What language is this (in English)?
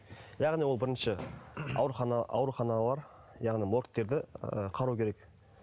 Kazakh